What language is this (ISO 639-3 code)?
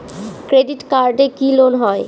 ben